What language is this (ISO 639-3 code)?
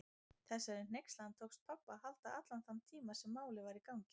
isl